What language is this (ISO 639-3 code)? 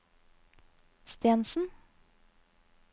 nor